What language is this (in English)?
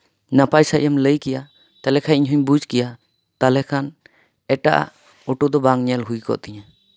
Santali